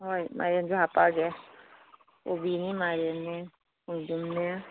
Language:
Manipuri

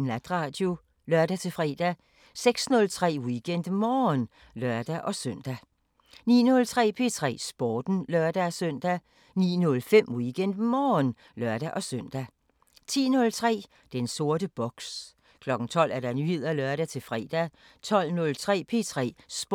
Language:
Danish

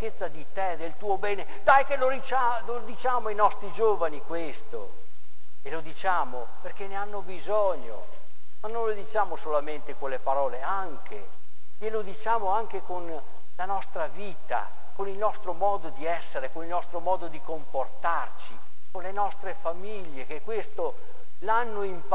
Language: Italian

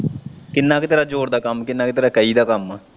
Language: Punjabi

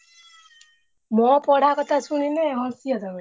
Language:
Odia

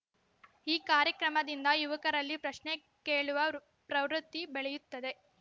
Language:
Kannada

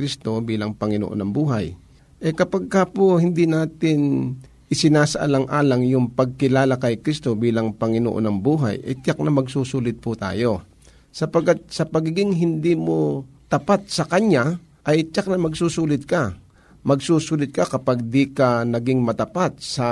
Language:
Filipino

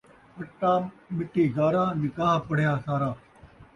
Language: Saraiki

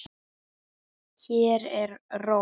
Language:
Icelandic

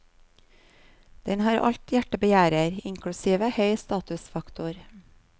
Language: Norwegian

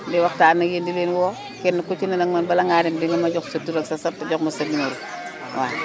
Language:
Wolof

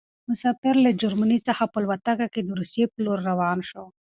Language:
Pashto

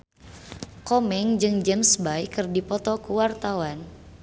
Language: Sundanese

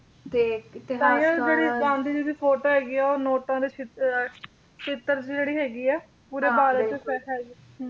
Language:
Punjabi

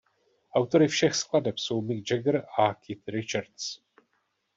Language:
Czech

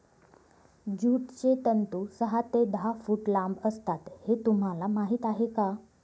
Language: Marathi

